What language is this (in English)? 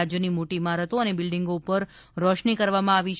Gujarati